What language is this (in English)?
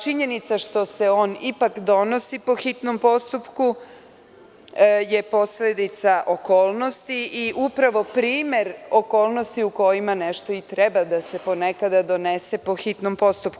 Serbian